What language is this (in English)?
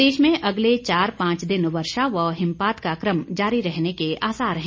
Hindi